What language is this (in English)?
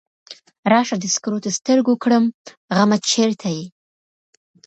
Pashto